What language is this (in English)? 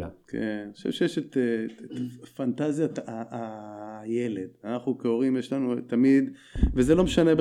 Hebrew